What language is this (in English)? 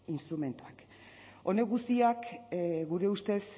Basque